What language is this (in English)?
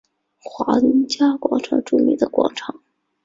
Chinese